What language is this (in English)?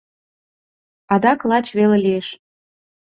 Mari